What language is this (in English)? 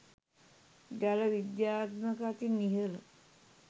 Sinhala